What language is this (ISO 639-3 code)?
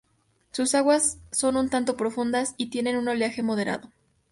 spa